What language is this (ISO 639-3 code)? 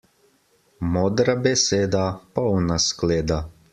slv